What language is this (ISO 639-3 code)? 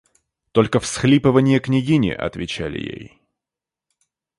rus